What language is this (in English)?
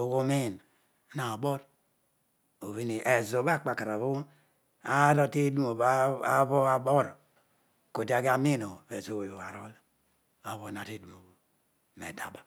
Odual